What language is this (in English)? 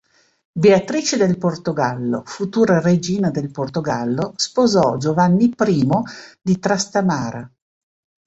Italian